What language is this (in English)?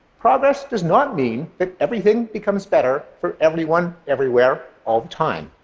English